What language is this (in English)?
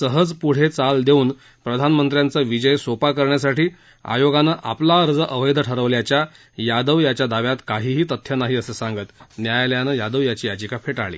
Marathi